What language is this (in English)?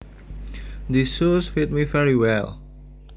Javanese